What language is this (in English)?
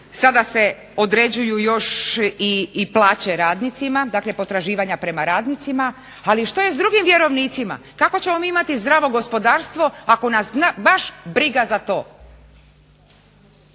Croatian